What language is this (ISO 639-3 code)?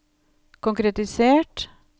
nor